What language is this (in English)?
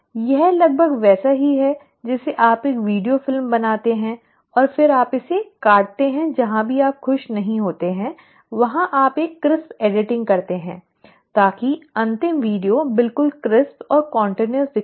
Hindi